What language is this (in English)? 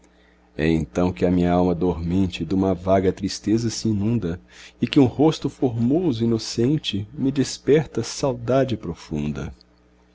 Portuguese